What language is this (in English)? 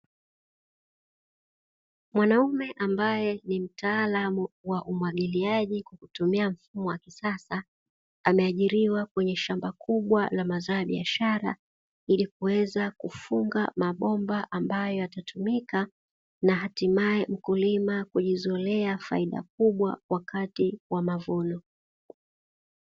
Swahili